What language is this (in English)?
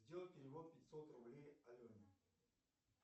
Russian